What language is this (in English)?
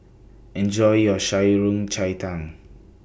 English